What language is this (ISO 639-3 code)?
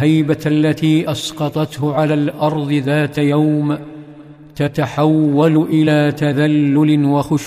ara